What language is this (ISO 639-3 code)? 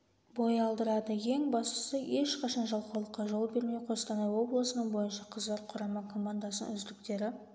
kaz